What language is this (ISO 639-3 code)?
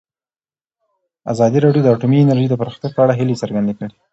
pus